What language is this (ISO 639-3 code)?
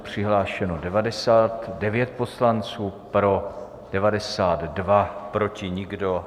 ces